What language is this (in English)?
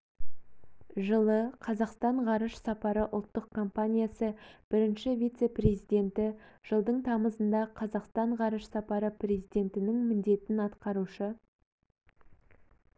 Kazakh